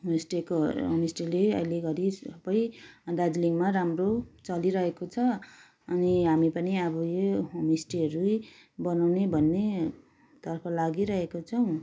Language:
Nepali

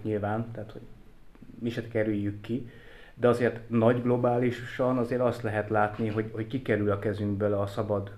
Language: Hungarian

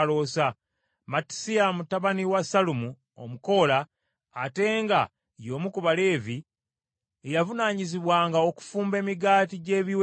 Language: Ganda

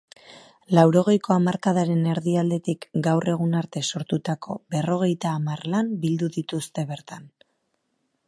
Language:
Basque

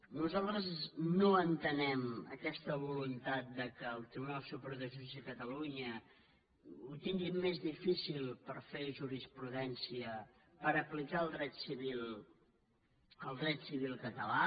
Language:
Catalan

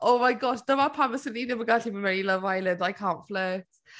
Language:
Welsh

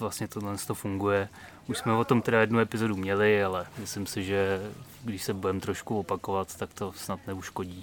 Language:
Czech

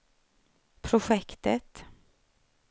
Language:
Swedish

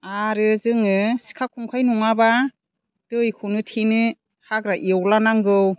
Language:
Bodo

